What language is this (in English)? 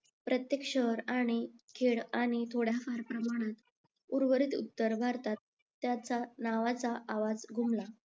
Marathi